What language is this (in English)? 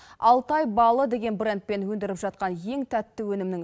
Kazakh